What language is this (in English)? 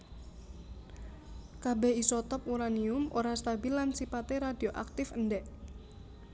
Javanese